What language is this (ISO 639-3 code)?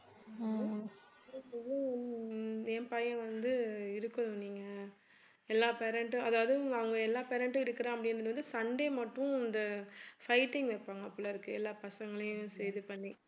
tam